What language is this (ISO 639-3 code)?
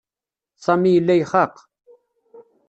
kab